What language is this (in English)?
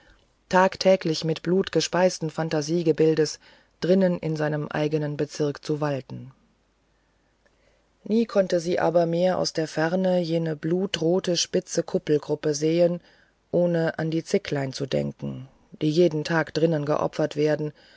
German